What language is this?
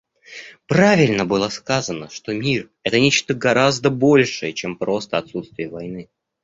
Russian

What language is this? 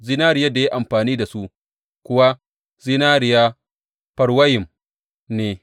Hausa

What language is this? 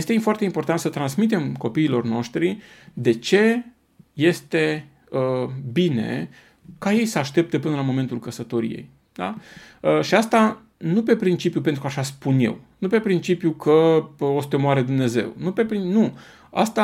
Romanian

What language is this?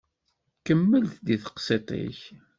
Kabyle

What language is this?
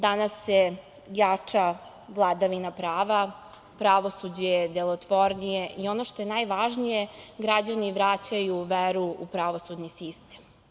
Serbian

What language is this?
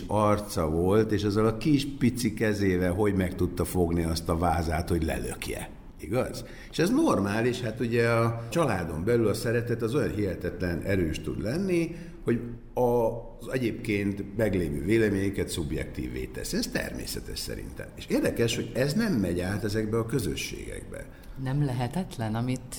Hungarian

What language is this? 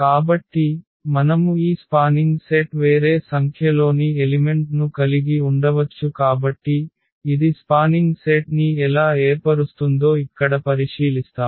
Telugu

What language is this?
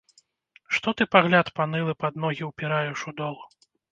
Belarusian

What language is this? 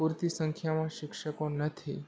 Gujarati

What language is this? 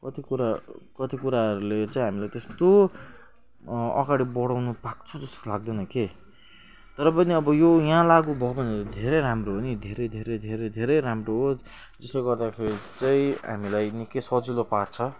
Nepali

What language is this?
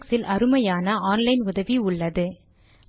Tamil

